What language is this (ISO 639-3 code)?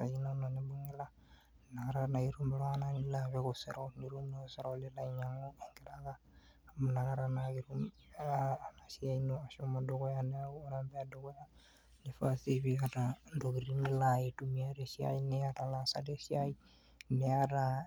mas